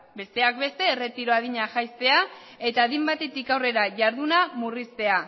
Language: Basque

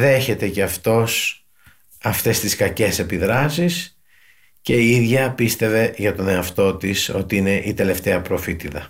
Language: Greek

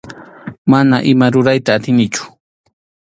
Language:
Arequipa-La Unión Quechua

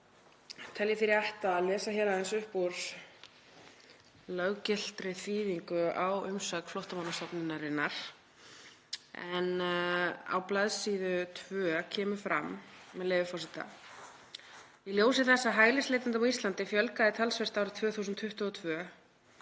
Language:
Icelandic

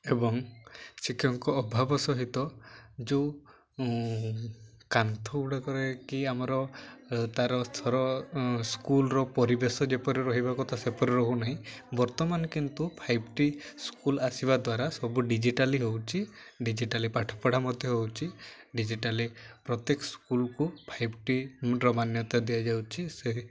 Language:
Odia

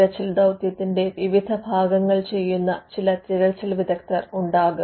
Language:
Malayalam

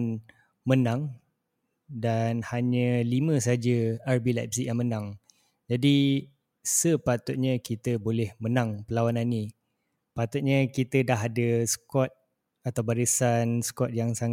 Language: Malay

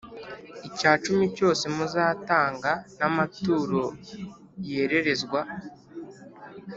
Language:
Kinyarwanda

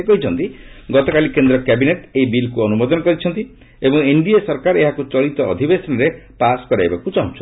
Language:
Odia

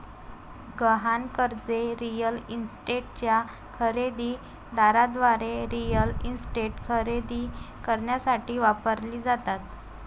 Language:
Marathi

